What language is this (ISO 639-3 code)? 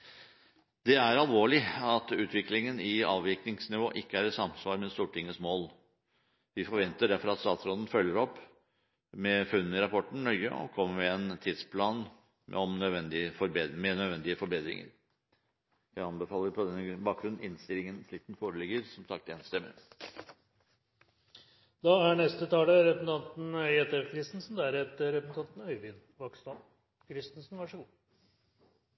nor